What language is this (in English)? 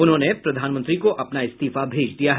Hindi